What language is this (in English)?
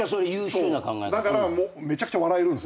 Japanese